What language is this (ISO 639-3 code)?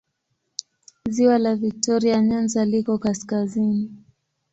swa